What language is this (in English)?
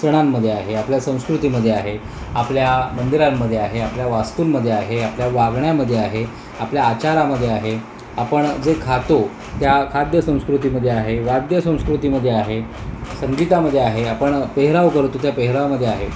Marathi